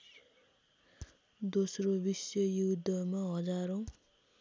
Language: Nepali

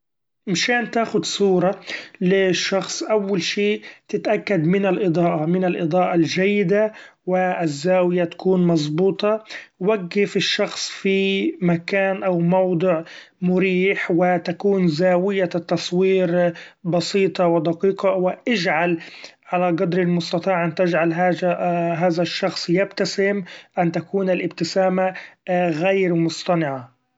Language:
Gulf Arabic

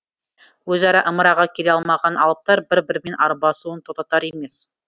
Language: Kazakh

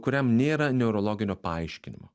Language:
Lithuanian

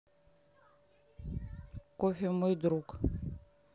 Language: Russian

